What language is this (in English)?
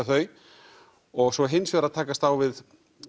Icelandic